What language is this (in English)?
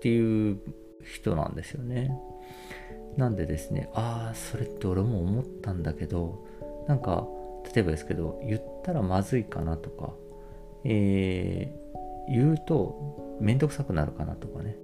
Japanese